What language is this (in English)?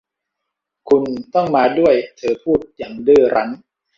Thai